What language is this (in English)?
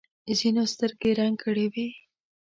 Pashto